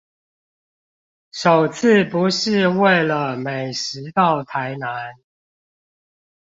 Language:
Chinese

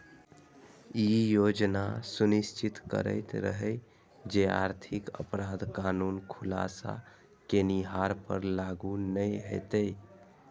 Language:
Maithili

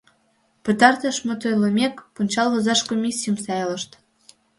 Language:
Mari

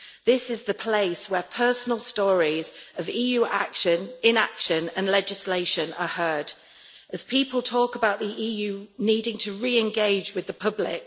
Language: English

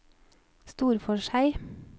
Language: Norwegian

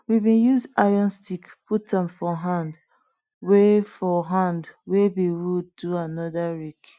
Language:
Nigerian Pidgin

